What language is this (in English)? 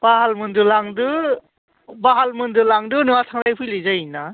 Bodo